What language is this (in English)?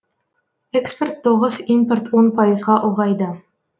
Kazakh